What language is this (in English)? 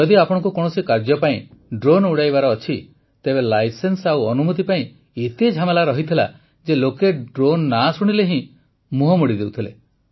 Odia